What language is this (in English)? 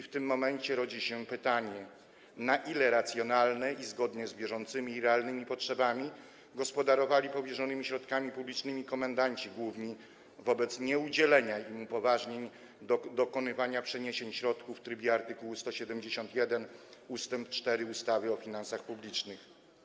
Polish